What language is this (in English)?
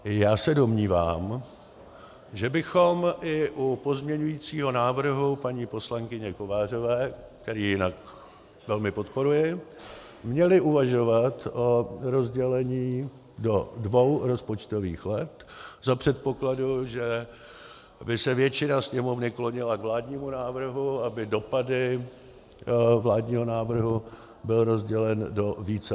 Czech